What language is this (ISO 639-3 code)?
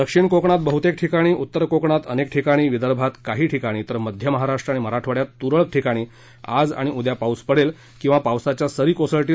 mar